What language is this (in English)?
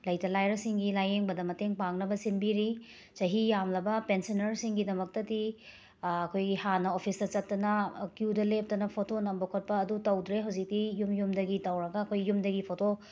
Manipuri